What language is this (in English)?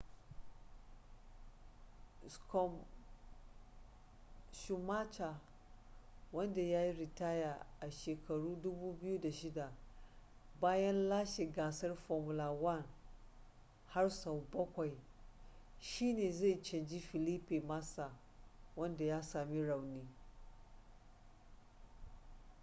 Hausa